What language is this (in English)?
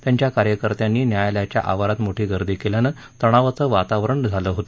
Marathi